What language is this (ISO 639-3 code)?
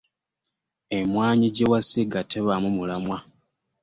lug